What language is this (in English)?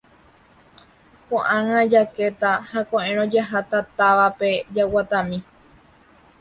Guarani